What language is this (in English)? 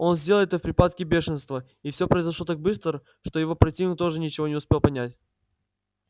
Russian